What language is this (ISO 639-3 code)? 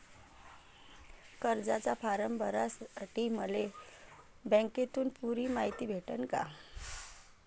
mar